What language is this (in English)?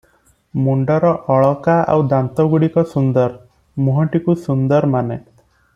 Odia